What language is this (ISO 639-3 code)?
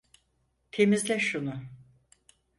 tur